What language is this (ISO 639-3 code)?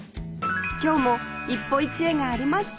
jpn